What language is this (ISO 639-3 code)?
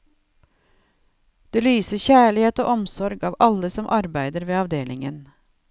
nor